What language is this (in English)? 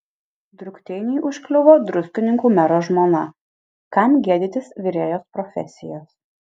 Lithuanian